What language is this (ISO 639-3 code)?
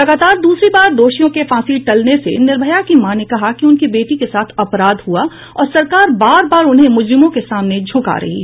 hin